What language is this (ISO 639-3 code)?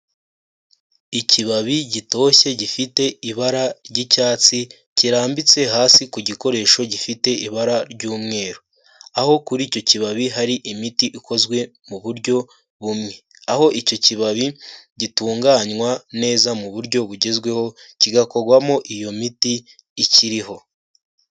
kin